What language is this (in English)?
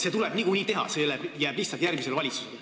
Estonian